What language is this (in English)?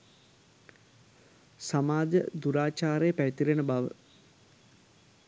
Sinhala